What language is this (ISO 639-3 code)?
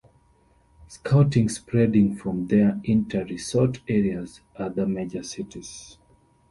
eng